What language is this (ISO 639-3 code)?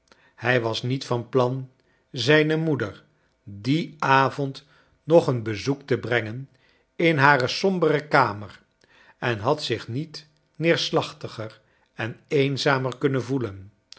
nld